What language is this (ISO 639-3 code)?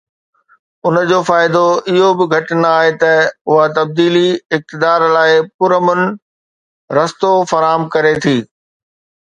snd